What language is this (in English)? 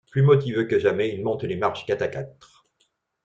French